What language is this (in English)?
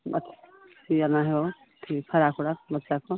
Maithili